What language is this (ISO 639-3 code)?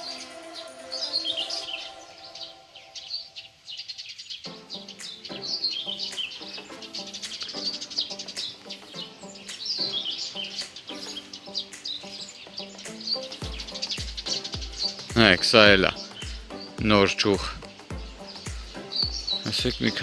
tur